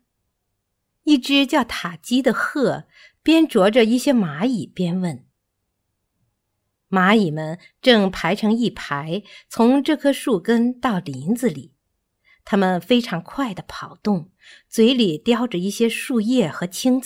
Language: Chinese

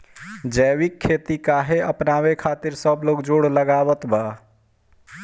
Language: Bhojpuri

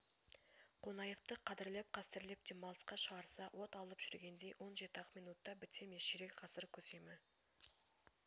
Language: Kazakh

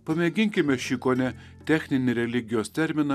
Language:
Lithuanian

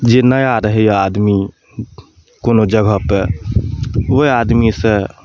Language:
Maithili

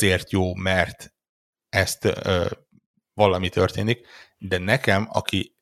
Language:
Hungarian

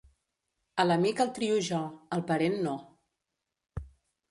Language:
Catalan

